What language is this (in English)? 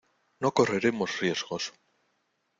Spanish